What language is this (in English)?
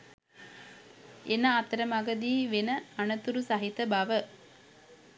Sinhala